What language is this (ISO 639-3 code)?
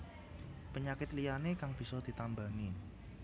jav